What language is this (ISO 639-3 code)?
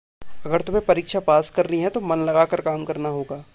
hin